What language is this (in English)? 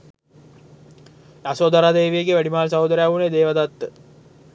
Sinhala